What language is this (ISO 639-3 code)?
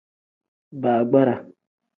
kdh